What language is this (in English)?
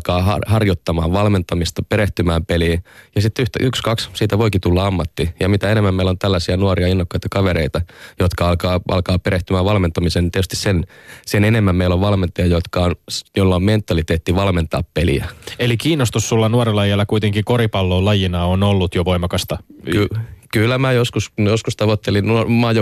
Finnish